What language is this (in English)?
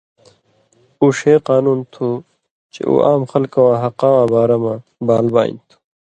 Indus Kohistani